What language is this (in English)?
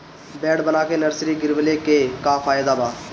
Bhojpuri